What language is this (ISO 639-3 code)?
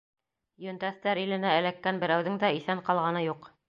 bak